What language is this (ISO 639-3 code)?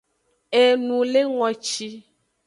ajg